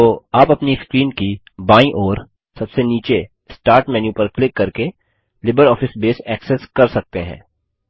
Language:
Hindi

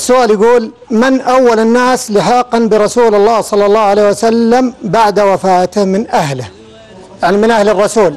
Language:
Arabic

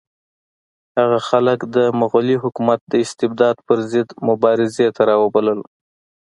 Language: Pashto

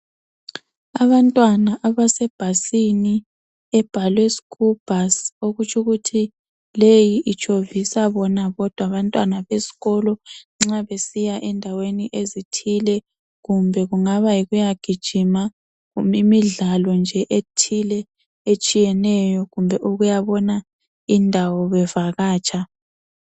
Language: North Ndebele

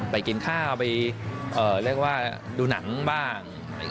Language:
Thai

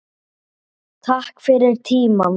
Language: Icelandic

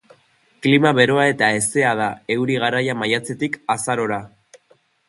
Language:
Basque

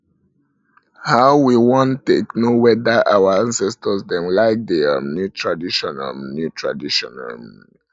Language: Nigerian Pidgin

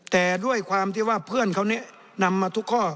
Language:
Thai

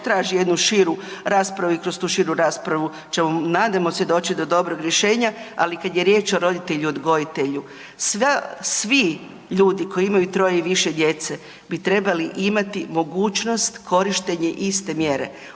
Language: Croatian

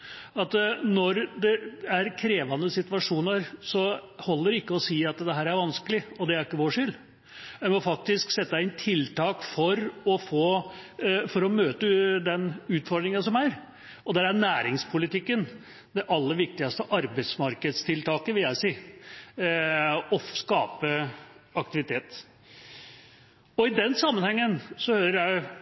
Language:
Norwegian Bokmål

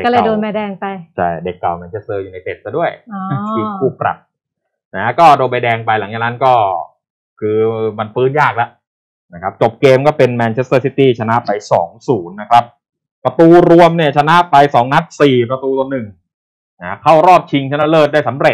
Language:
Thai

